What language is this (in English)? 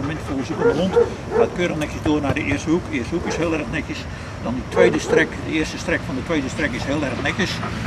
Dutch